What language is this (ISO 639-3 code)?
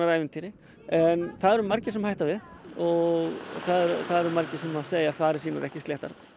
isl